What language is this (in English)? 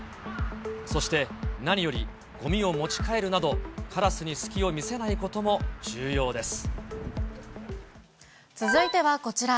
Japanese